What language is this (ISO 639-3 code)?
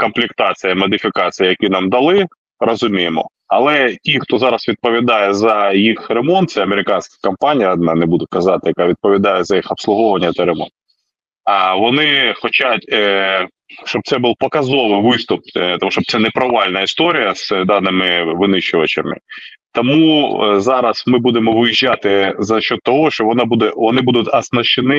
ukr